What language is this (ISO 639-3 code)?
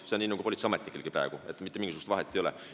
est